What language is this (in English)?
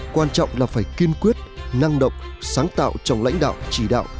Vietnamese